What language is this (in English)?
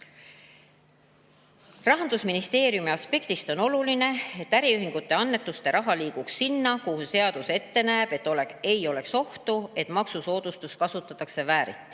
Estonian